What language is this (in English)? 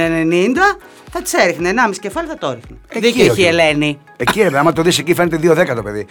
Greek